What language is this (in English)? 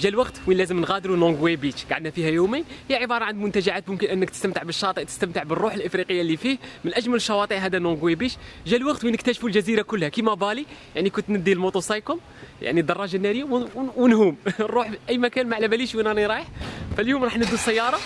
Arabic